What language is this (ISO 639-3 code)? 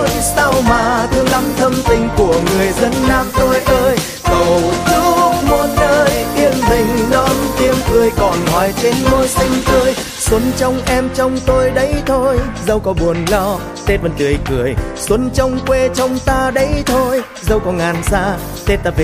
vie